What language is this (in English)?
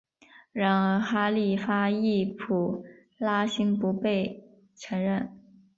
Chinese